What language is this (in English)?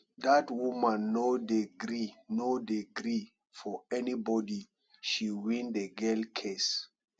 Nigerian Pidgin